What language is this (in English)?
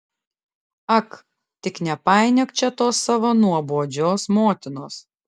Lithuanian